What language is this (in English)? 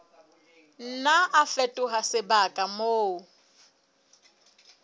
Southern Sotho